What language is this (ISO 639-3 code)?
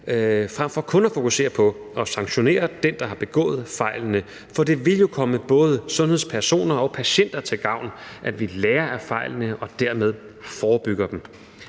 dan